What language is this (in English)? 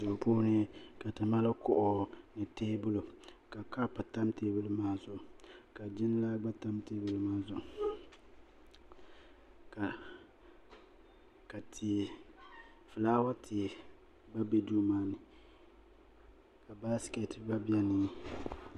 Dagbani